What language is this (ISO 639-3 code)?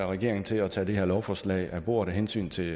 dan